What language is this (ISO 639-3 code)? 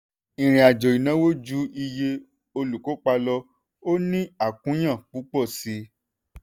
yor